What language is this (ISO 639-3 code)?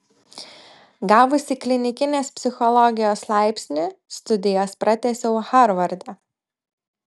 lit